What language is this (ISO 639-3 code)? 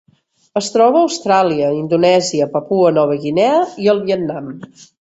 cat